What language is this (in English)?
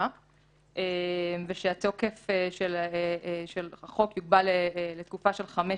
Hebrew